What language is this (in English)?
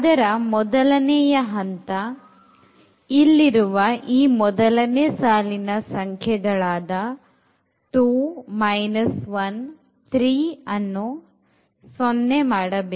Kannada